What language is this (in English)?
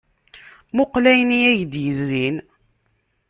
Kabyle